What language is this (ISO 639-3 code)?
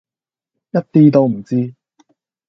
yue